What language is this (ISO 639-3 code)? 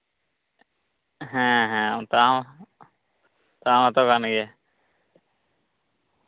sat